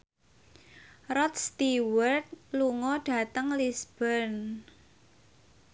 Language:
Javanese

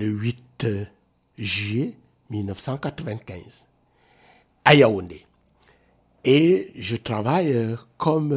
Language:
French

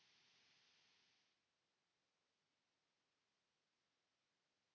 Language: Finnish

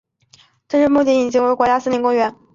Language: Chinese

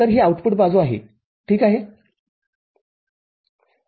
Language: Marathi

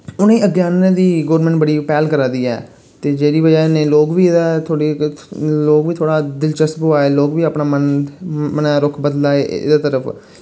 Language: Dogri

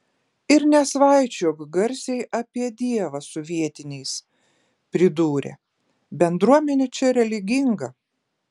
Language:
Lithuanian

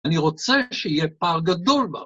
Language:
Hebrew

